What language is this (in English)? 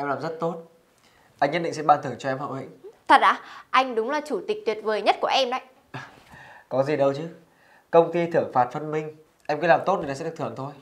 Vietnamese